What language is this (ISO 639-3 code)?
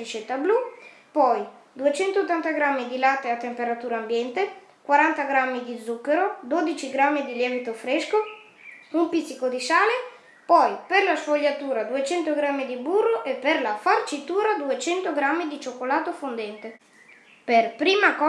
ita